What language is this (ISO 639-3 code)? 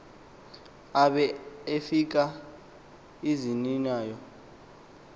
xho